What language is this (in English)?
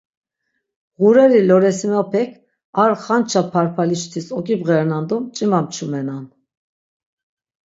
Laz